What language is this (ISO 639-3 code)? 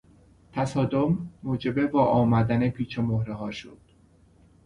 fas